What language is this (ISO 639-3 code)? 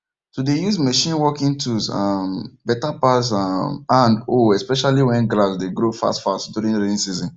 pcm